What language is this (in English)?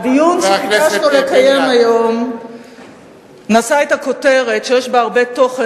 Hebrew